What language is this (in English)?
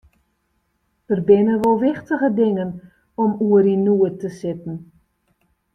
Western Frisian